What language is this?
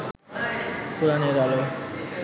Bangla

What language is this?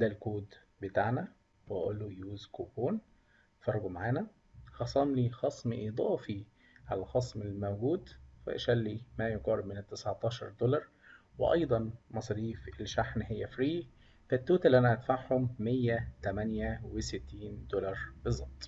Arabic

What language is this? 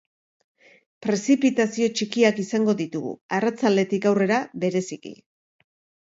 Basque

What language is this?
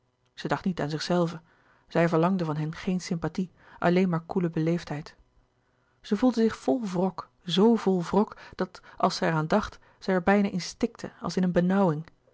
Dutch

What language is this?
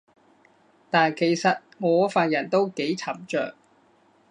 Cantonese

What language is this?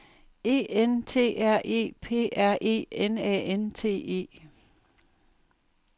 Danish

